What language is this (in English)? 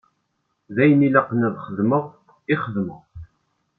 Kabyle